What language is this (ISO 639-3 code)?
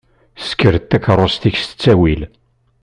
kab